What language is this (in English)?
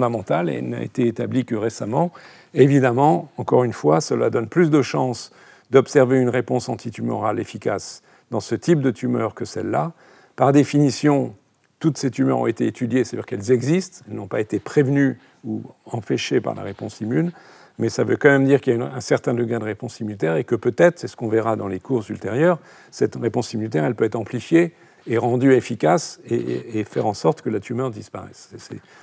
French